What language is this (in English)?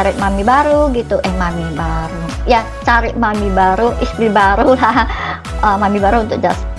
Indonesian